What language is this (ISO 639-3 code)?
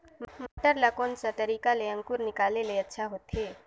hne